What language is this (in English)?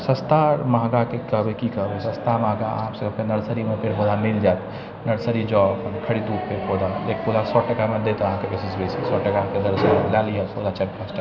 Maithili